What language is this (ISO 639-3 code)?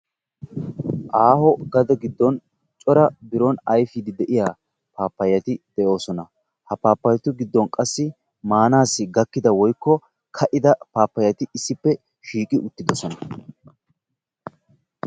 wal